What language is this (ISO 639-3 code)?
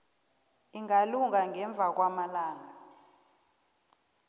nbl